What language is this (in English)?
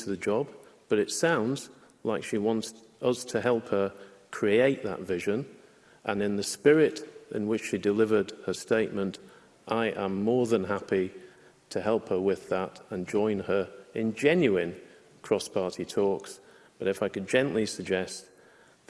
English